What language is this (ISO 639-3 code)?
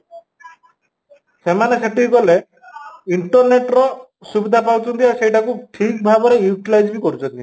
ori